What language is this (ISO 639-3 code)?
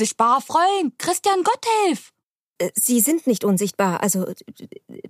deu